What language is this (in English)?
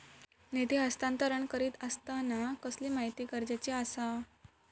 Marathi